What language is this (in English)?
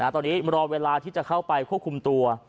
Thai